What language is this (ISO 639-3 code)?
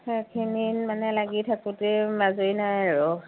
asm